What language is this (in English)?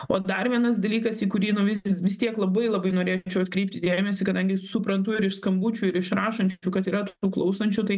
Lithuanian